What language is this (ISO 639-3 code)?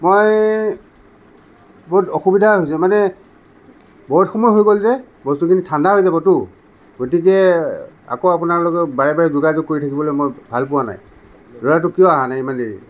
asm